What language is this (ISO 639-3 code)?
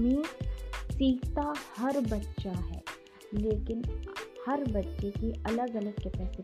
hin